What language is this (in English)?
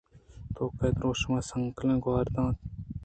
Eastern Balochi